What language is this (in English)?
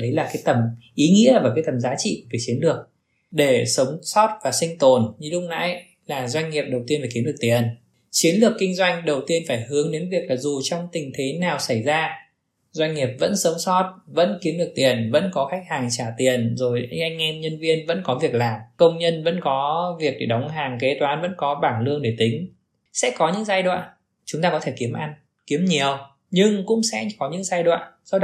Vietnamese